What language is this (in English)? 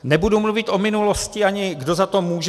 Czech